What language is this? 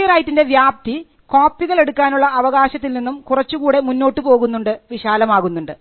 Malayalam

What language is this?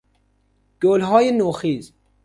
Persian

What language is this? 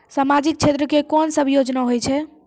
Maithili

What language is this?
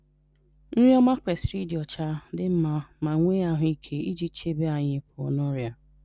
Igbo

